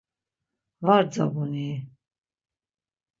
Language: Laz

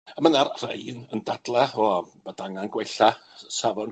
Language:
Welsh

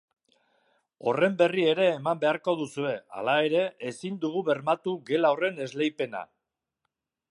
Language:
Basque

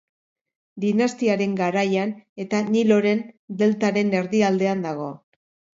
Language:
Basque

